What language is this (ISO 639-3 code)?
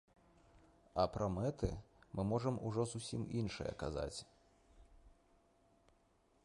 bel